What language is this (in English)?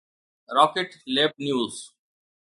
Sindhi